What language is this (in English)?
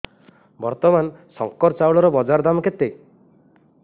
Odia